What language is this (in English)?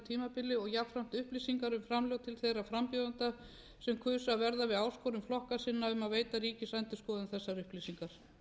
Icelandic